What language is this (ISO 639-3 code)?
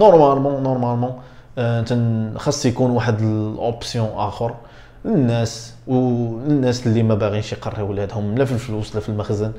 ara